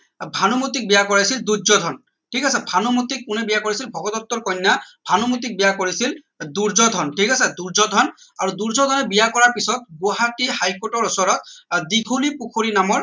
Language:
Assamese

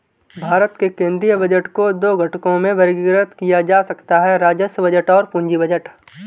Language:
Hindi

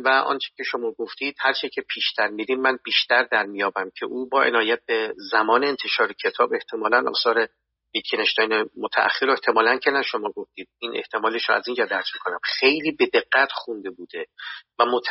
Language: Persian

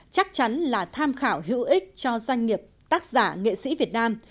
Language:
Vietnamese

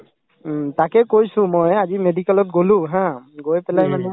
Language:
Assamese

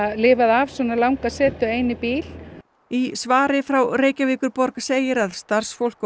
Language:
Icelandic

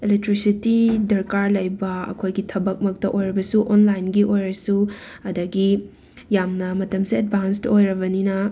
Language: Manipuri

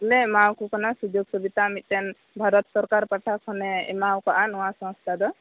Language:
Santali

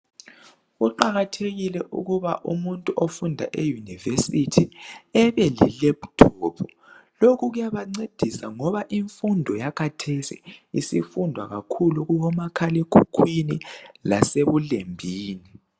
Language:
North Ndebele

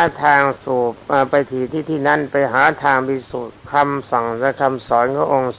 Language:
Thai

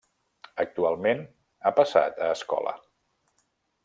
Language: Catalan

